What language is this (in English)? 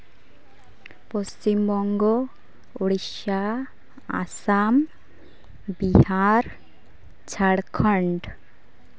Santali